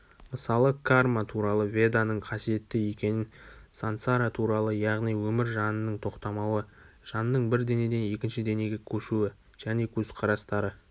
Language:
Kazakh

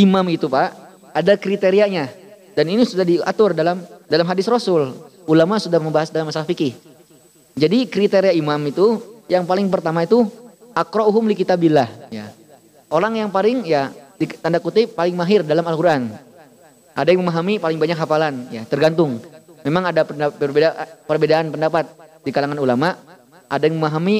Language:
Indonesian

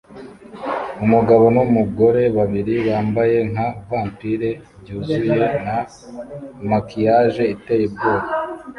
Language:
Kinyarwanda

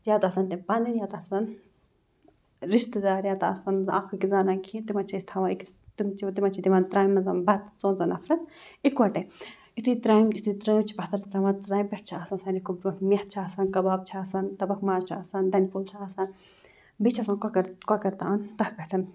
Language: Kashmiri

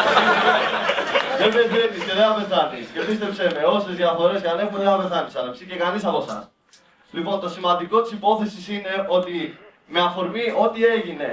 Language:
Greek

